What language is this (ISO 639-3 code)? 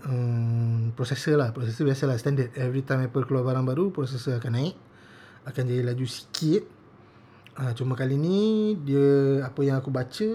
msa